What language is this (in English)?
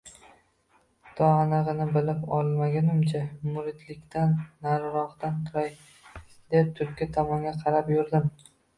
Uzbek